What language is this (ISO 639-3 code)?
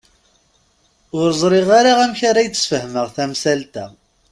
kab